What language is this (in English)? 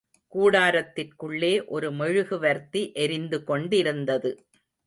Tamil